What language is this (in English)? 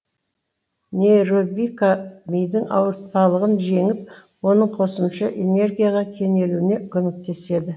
Kazakh